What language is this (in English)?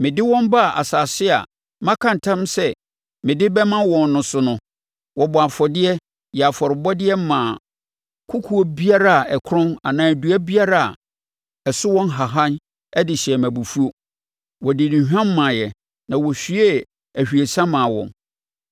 Akan